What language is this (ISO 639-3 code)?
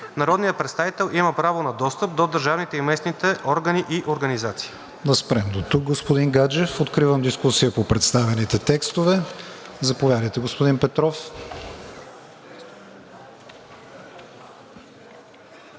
bul